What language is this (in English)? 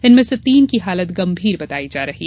Hindi